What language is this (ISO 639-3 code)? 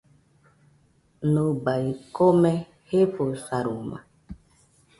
hux